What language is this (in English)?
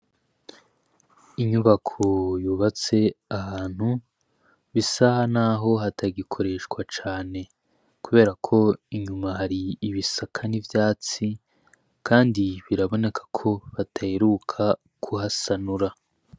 Rundi